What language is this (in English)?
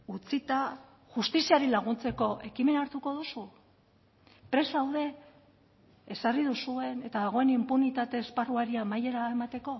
Basque